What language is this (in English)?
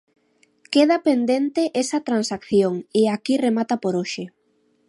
Galician